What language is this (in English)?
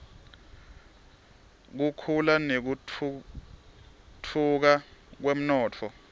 Swati